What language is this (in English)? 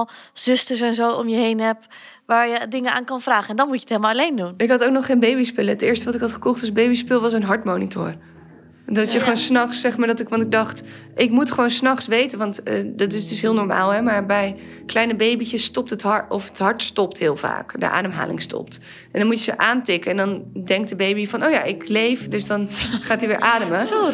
Dutch